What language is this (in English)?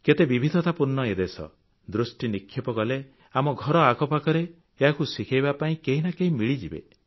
Odia